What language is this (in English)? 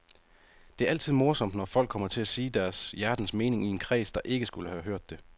Danish